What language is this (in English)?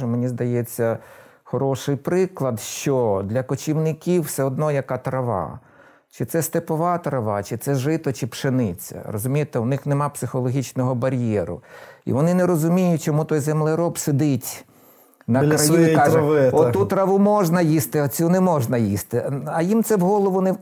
Ukrainian